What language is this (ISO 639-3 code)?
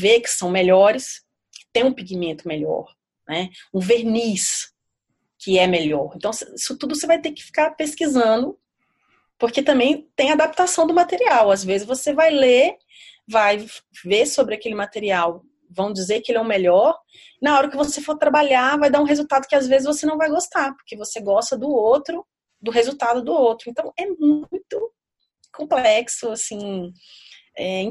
por